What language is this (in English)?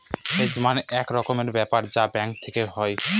Bangla